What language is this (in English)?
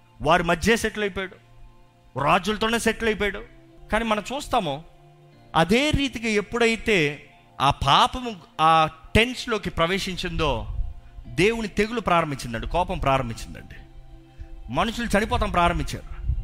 Telugu